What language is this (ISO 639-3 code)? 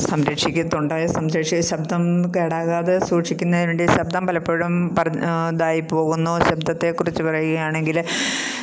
mal